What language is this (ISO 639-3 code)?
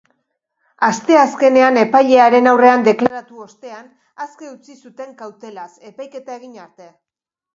eus